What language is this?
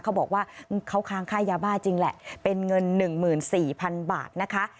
Thai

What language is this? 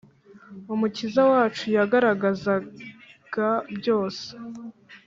Kinyarwanda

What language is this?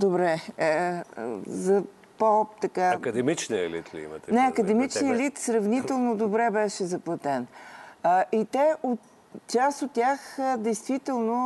Bulgarian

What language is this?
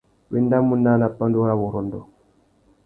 Tuki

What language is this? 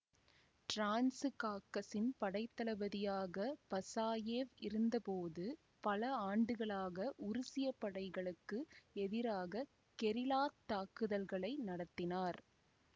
Tamil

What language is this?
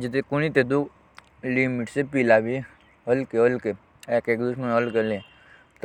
Jaunsari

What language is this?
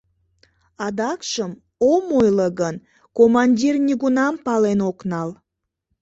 Mari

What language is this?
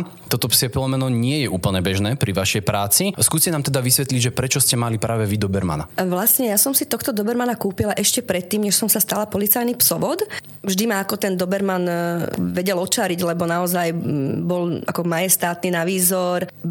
Slovak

